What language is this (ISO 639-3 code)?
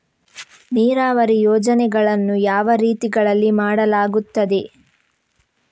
kan